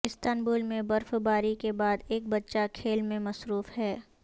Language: Urdu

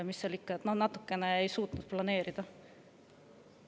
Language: Estonian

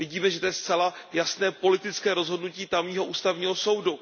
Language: Czech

